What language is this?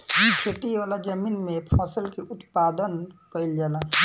Bhojpuri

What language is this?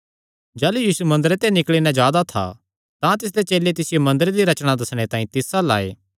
Kangri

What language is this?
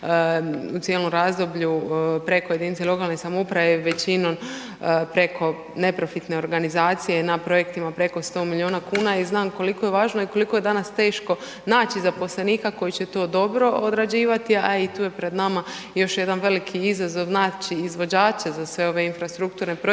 Croatian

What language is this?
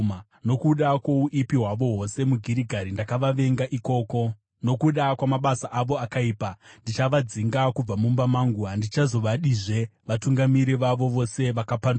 Shona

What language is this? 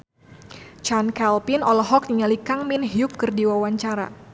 Sundanese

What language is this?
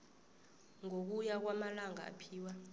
South Ndebele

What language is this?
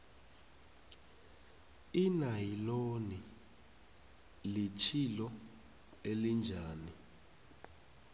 South Ndebele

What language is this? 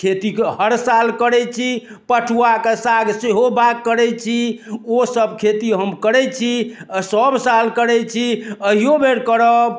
Maithili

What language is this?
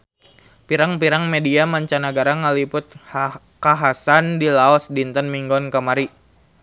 Sundanese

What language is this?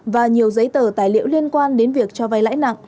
Vietnamese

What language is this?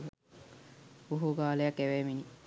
Sinhala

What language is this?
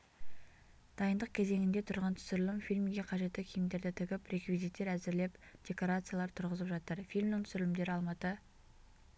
Kazakh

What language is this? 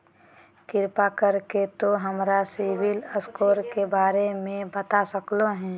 Magahi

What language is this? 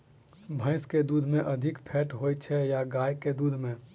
Maithili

